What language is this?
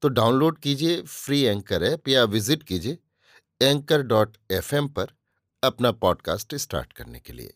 Hindi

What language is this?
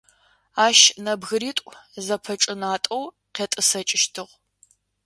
Adyghe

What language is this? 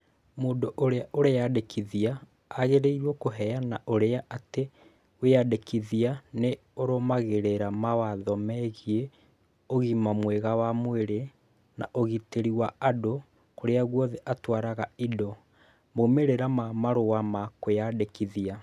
Kikuyu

